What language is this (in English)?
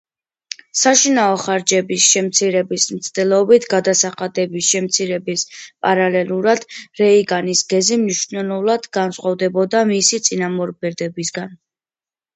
Georgian